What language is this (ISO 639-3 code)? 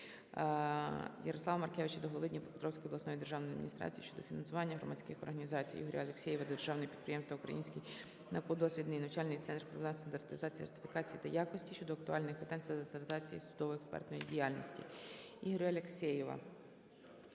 ukr